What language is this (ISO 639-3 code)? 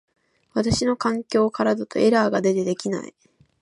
jpn